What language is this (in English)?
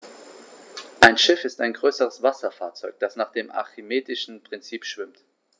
German